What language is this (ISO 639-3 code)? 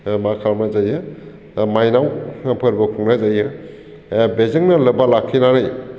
brx